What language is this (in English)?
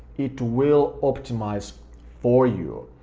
English